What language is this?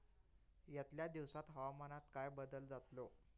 Marathi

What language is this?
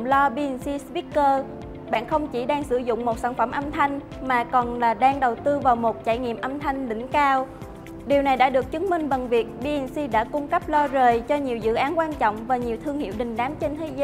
Vietnamese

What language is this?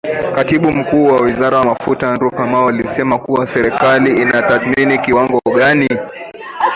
Swahili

